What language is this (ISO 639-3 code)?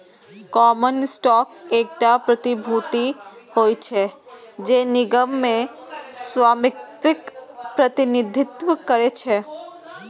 mai